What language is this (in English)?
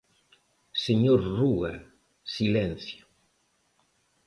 Galician